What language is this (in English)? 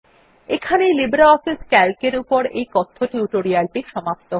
Bangla